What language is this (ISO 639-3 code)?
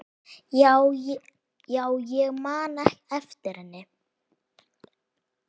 isl